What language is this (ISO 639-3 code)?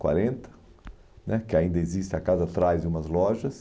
por